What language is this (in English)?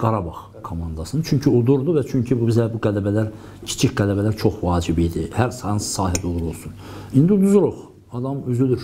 Turkish